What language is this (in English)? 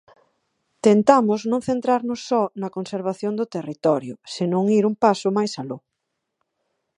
Galician